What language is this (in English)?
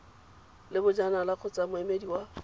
Tswana